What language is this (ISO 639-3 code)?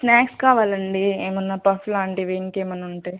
tel